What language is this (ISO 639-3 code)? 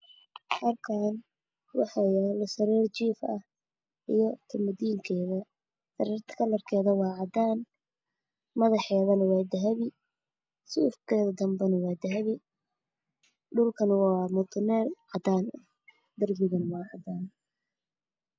som